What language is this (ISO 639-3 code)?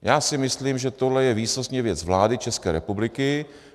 ces